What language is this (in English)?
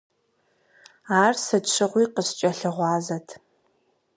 Kabardian